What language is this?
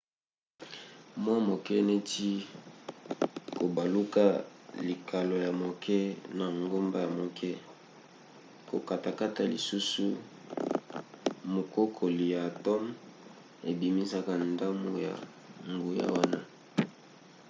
Lingala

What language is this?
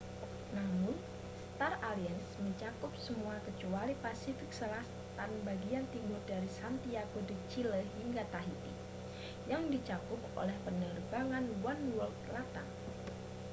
Indonesian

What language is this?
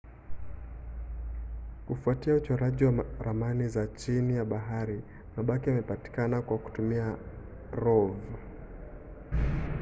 Swahili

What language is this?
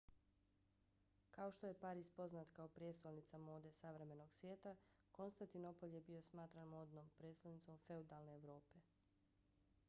Bosnian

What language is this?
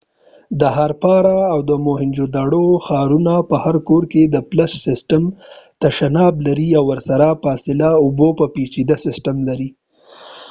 Pashto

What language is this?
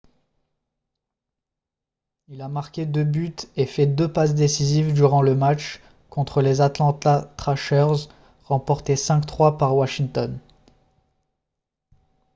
French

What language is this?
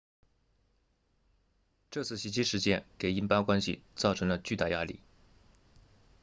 Chinese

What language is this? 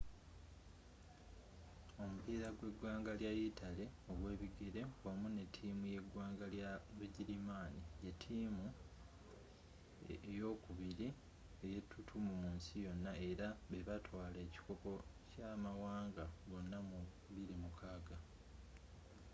Ganda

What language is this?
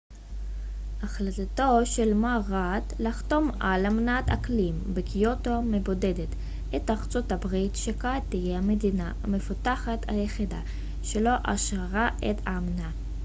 Hebrew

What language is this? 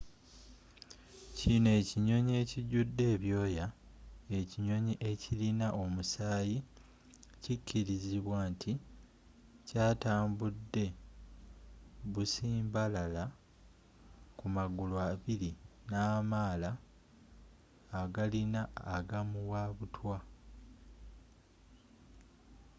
Ganda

